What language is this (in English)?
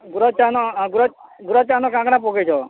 Odia